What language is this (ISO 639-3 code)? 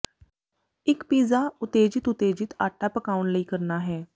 pan